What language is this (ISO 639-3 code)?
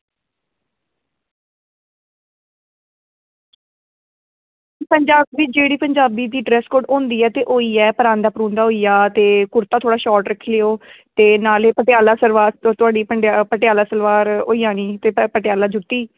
doi